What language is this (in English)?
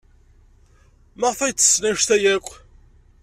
Kabyle